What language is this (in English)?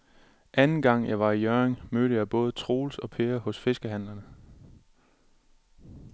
Danish